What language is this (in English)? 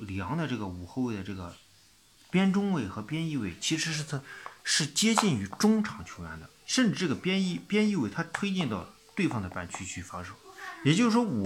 Chinese